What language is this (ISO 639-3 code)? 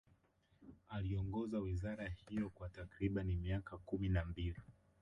swa